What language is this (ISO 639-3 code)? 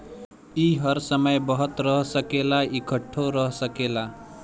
bho